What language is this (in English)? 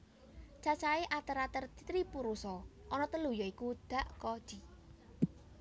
Javanese